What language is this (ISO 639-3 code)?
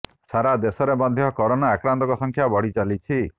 ori